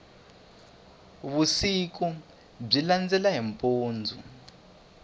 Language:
Tsonga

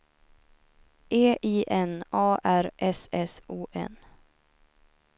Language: Swedish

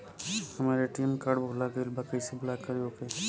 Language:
Bhojpuri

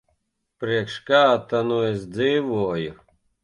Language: Latvian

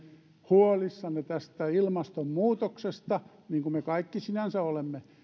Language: Finnish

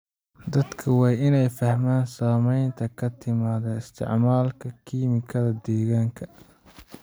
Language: Somali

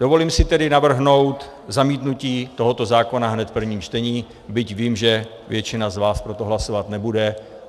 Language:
Czech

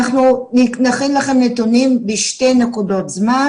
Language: Hebrew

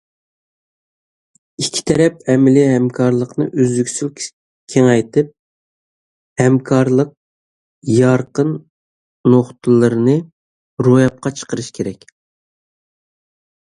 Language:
Uyghur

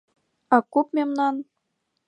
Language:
Mari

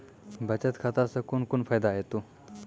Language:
Maithili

